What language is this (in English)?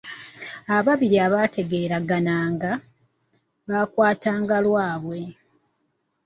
Ganda